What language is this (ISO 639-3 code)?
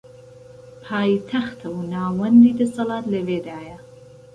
ckb